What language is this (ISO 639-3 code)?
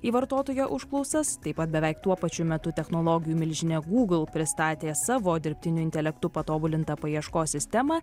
lit